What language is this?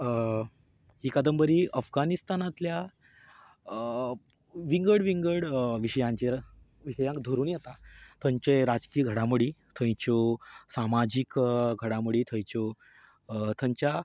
Konkani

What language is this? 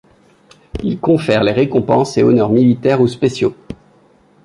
French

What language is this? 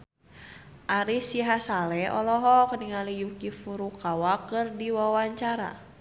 Sundanese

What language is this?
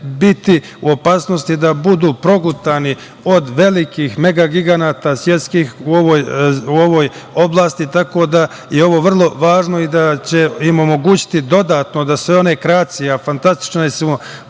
Serbian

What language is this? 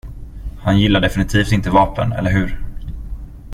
Swedish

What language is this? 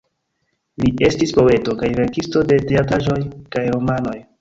Esperanto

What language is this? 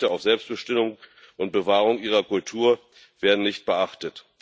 German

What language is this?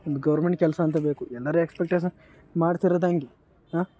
Kannada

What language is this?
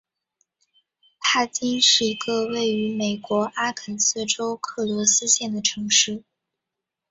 Chinese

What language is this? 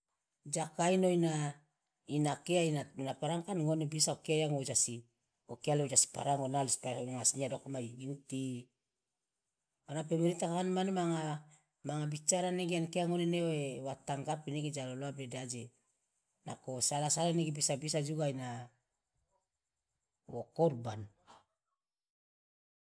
Loloda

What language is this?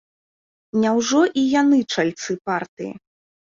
Belarusian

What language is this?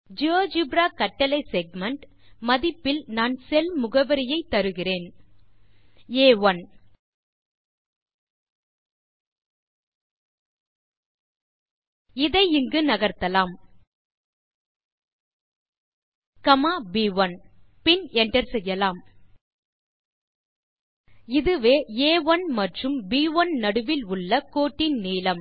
Tamil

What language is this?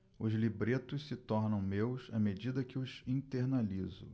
Portuguese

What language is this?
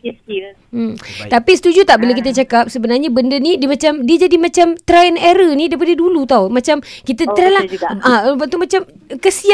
Malay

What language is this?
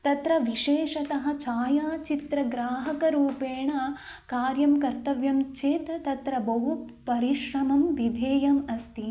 Sanskrit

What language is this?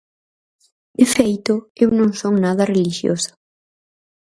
Galician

